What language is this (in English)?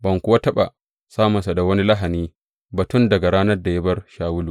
Hausa